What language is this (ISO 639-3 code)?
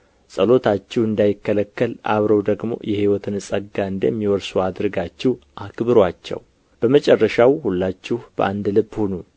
amh